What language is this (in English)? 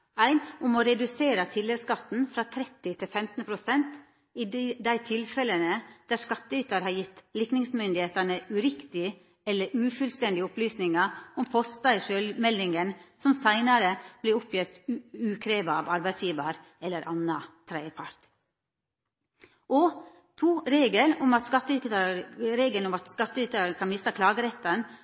Norwegian Nynorsk